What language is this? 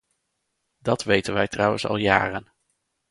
Dutch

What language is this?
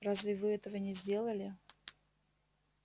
Russian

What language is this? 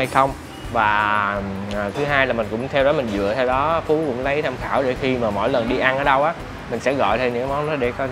Vietnamese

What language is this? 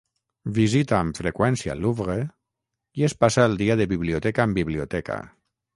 Catalan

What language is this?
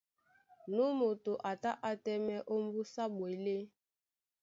Duala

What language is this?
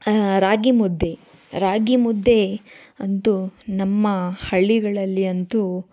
Kannada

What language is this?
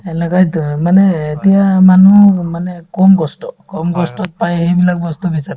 Assamese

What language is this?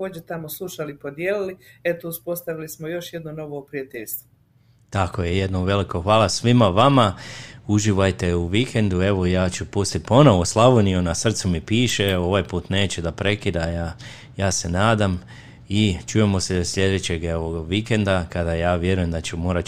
Croatian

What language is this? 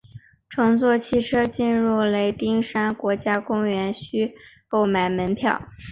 Chinese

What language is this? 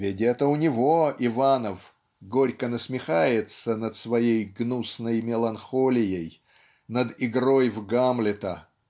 Russian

